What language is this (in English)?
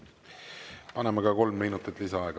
Estonian